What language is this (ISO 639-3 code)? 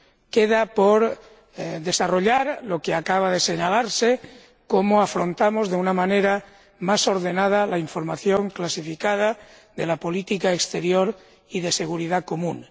spa